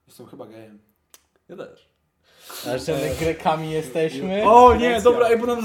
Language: Polish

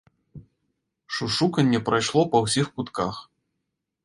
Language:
Belarusian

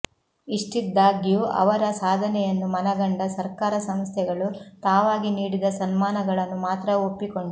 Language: Kannada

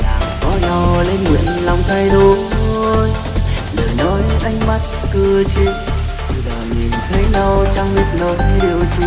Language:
Vietnamese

